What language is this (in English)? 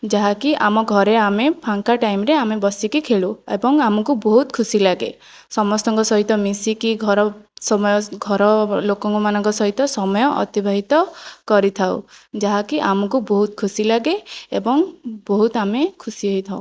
Odia